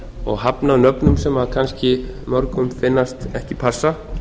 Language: Icelandic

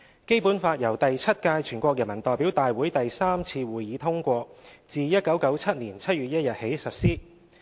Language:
Cantonese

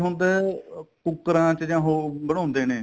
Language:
Punjabi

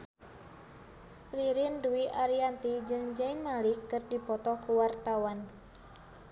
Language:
Sundanese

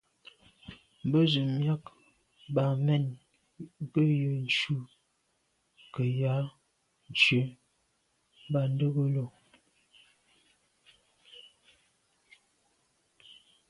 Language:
Medumba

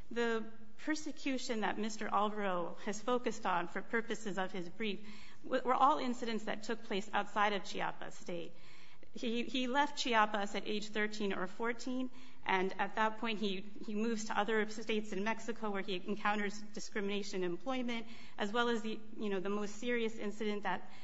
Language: English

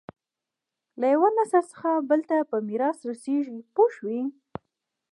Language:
Pashto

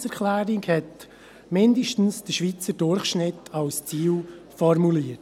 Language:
Swiss German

